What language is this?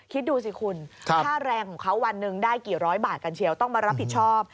Thai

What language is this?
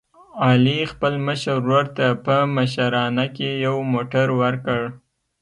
Pashto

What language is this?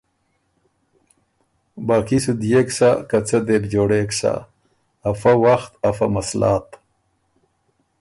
Ormuri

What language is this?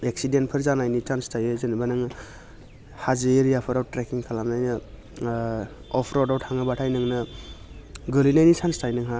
Bodo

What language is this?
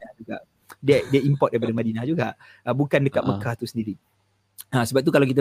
Malay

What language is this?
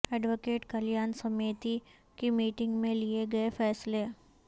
Urdu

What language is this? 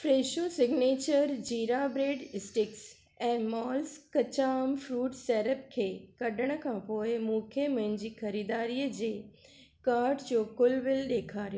Sindhi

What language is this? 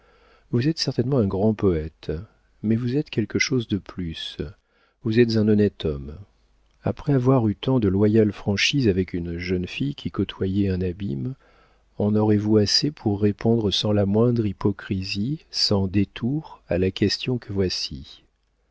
French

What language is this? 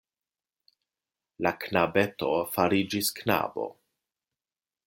Esperanto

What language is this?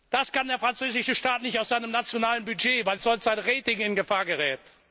German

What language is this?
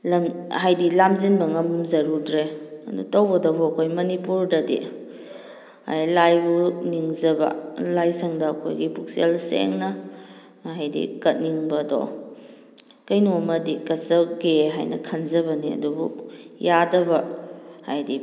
Manipuri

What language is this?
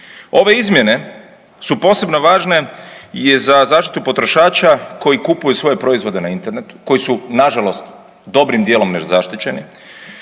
Croatian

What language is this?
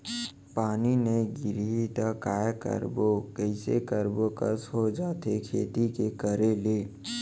Chhattisgarhi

